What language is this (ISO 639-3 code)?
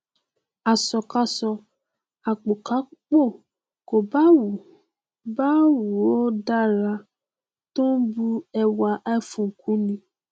yor